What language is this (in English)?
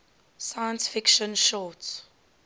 English